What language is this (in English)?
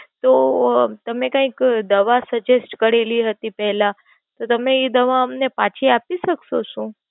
Gujarati